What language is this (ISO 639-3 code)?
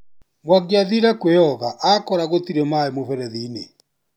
kik